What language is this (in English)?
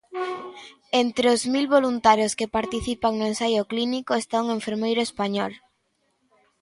Galician